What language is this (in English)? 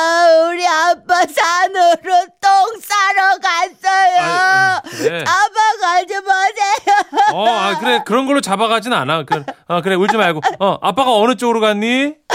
Korean